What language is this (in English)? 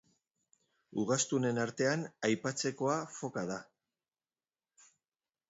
Basque